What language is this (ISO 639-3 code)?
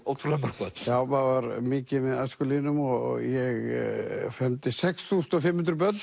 isl